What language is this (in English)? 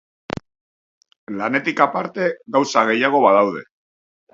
Basque